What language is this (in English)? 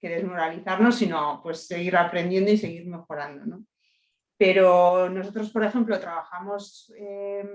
Spanish